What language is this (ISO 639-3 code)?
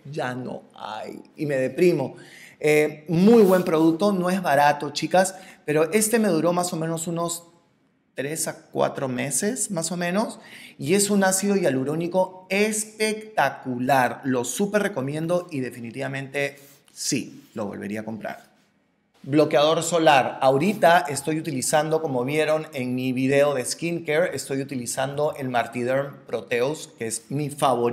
spa